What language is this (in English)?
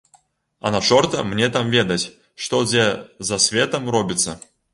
Belarusian